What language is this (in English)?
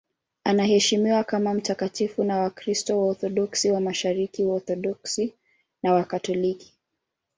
Swahili